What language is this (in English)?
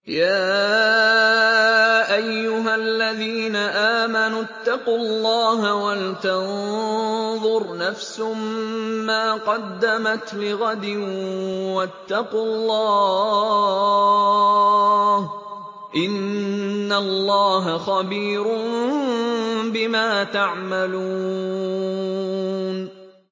Arabic